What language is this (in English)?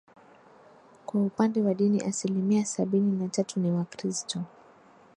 Swahili